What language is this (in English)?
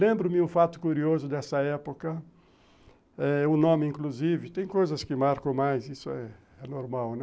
Portuguese